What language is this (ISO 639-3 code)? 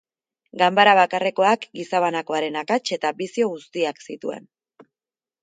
eus